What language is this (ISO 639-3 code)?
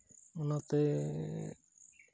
sat